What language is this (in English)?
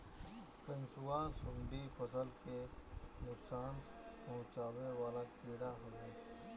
Bhojpuri